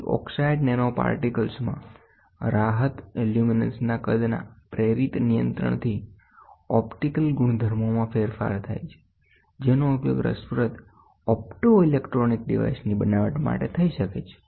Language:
Gujarati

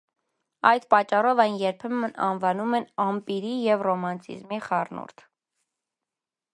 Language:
Armenian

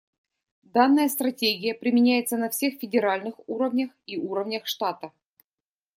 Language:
Russian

